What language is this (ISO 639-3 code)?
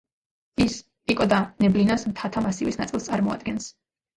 kat